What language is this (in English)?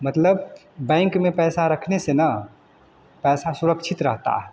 Hindi